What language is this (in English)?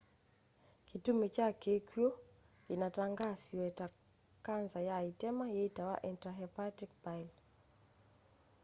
Kamba